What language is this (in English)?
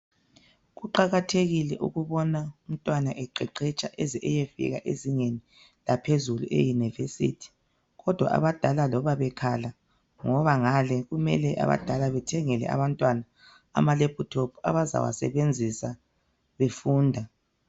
North Ndebele